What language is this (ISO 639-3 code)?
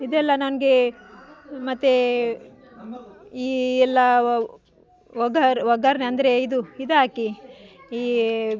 kan